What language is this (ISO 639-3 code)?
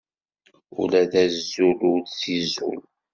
kab